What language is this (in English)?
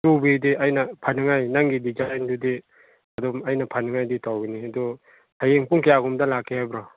Manipuri